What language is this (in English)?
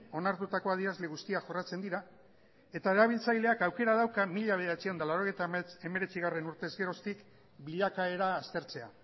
Basque